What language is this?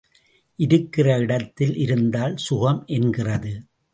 Tamil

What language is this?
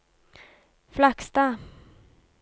Norwegian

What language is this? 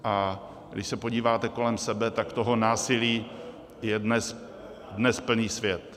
Czech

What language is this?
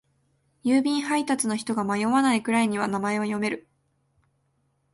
Japanese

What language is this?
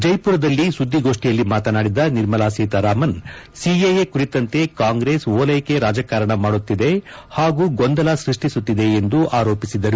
Kannada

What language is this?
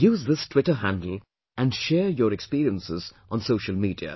English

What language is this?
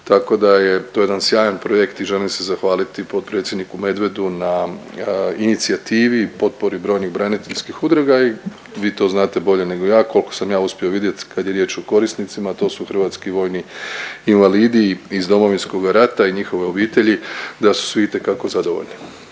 Croatian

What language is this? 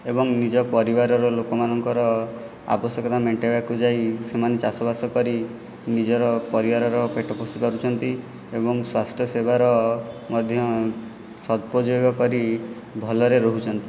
Odia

